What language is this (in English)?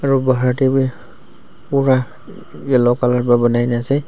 Naga Pidgin